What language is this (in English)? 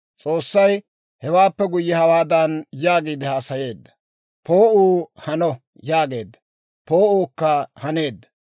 Dawro